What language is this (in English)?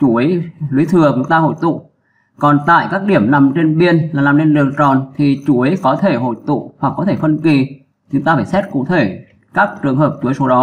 Vietnamese